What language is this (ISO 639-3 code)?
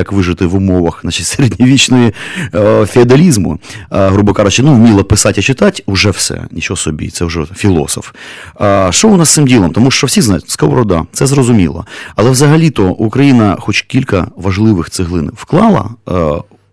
ukr